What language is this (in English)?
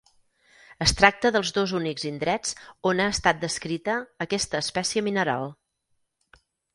Catalan